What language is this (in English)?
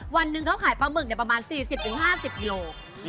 Thai